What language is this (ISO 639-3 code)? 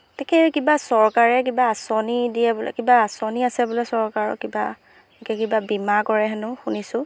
asm